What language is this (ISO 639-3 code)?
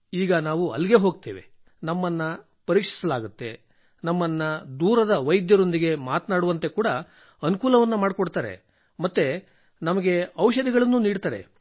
kan